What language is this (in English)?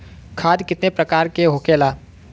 Bhojpuri